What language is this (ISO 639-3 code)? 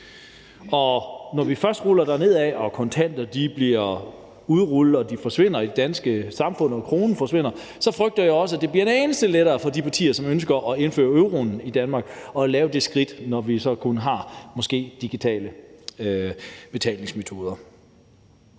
dan